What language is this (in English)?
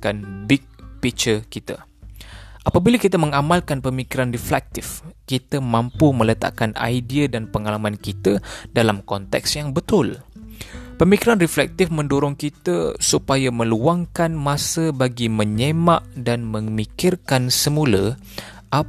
Malay